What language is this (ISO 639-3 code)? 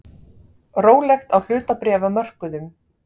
isl